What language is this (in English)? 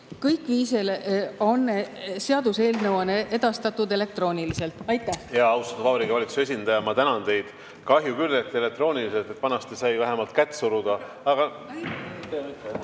Estonian